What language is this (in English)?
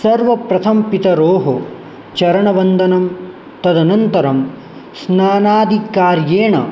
Sanskrit